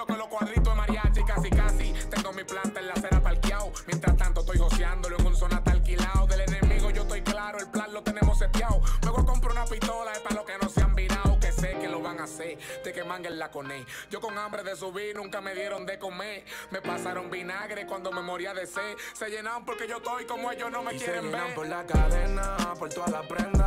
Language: Spanish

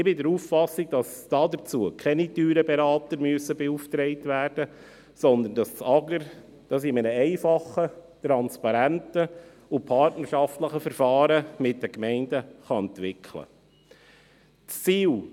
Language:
Swiss German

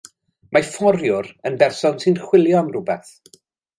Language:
Welsh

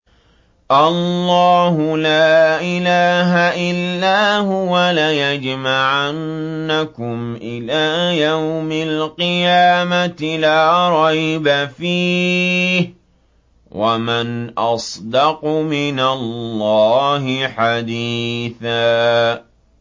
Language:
Arabic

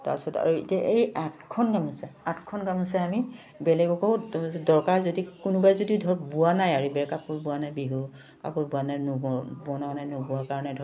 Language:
Assamese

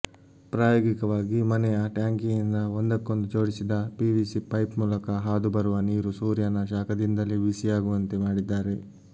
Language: Kannada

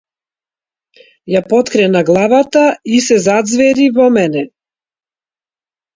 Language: Macedonian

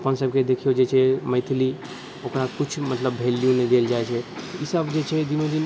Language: Maithili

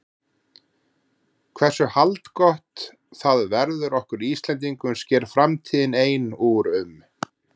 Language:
Icelandic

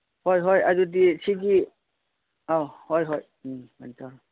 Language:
Manipuri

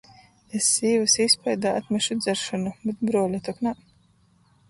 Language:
Latgalian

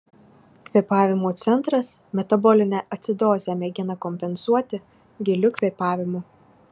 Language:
Lithuanian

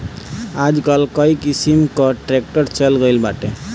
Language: Bhojpuri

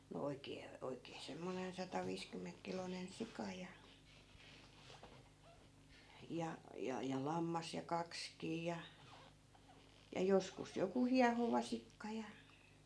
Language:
Finnish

